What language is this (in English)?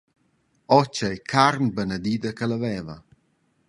Romansh